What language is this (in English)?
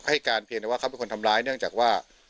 Thai